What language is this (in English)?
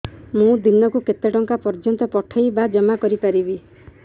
Odia